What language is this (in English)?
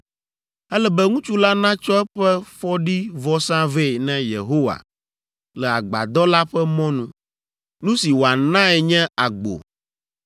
Ewe